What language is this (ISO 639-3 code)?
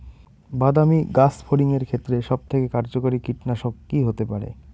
ben